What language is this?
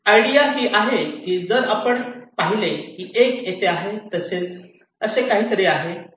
Marathi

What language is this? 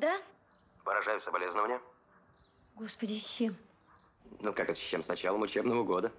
Russian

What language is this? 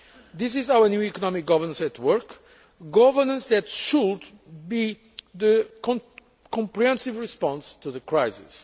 English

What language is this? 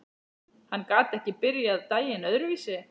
Icelandic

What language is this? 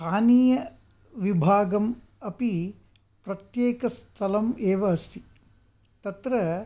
Sanskrit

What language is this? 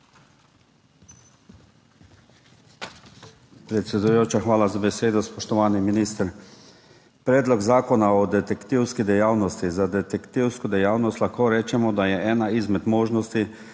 Slovenian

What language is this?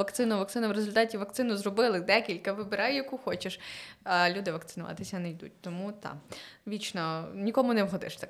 Ukrainian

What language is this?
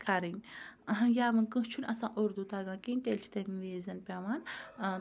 Kashmiri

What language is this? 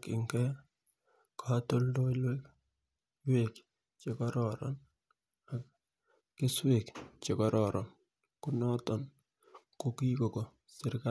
Kalenjin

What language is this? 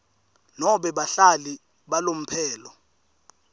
Swati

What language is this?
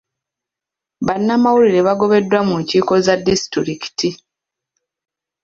Ganda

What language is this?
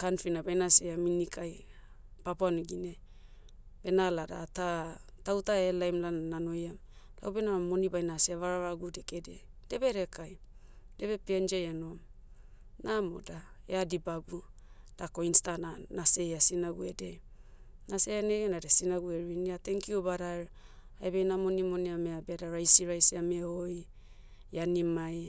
Motu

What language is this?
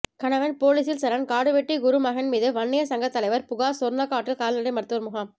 Tamil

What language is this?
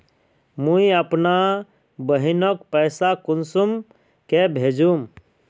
Magahi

